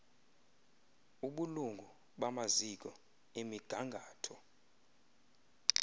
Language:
Xhosa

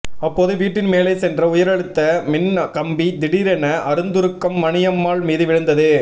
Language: Tamil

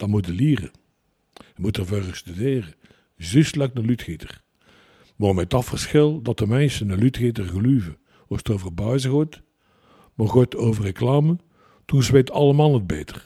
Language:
Dutch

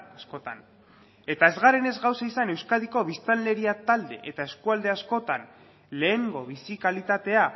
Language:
Basque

